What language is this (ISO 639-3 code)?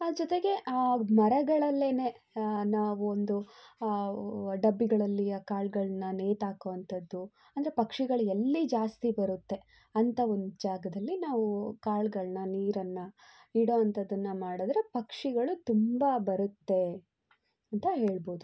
kan